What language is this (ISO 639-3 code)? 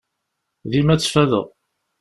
kab